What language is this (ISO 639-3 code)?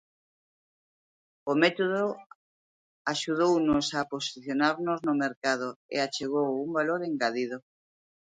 glg